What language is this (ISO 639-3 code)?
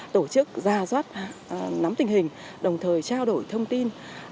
vie